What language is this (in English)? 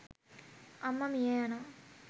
Sinhala